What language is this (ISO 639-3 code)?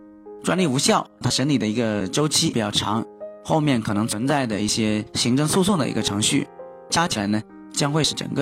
zho